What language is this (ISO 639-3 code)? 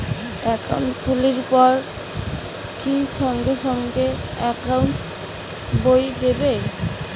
ben